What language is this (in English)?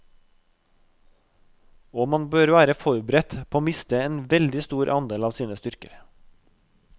Norwegian